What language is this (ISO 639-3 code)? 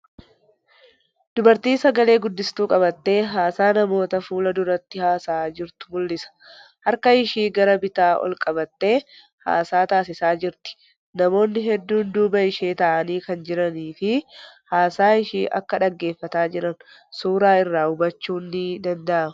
orm